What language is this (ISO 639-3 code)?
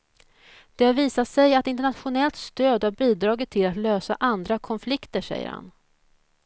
swe